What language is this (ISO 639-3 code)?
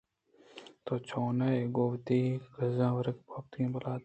bgp